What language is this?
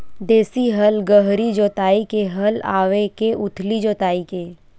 Chhattisgarhi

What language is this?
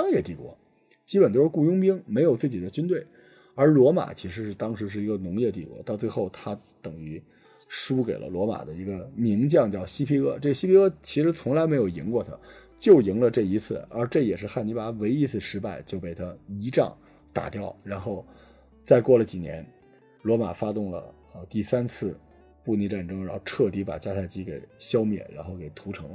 Chinese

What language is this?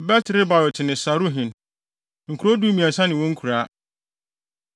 Akan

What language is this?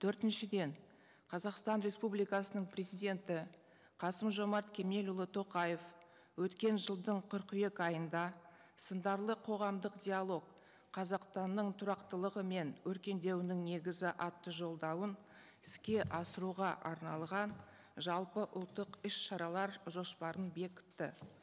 Kazakh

